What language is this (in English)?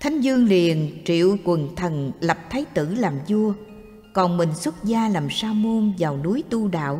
Vietnamese